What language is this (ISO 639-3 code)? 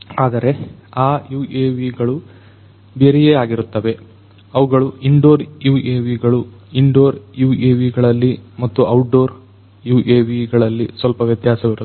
kan